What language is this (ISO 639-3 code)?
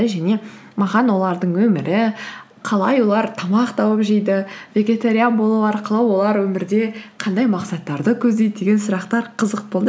kaz